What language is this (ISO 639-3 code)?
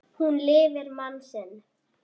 isl